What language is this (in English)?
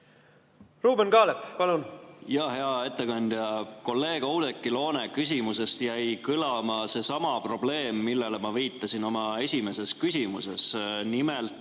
Estonian